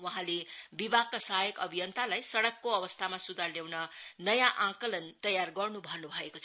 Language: Nepali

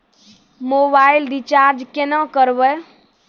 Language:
Maithili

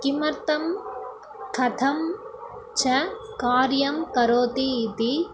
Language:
Sanskrit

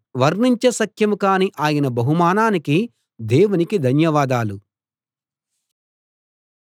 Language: Telugu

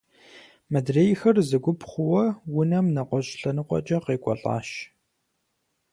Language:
Kabardian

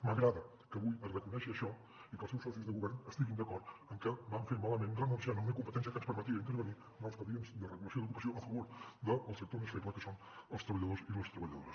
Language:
Catalan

